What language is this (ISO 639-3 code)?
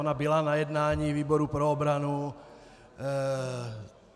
ces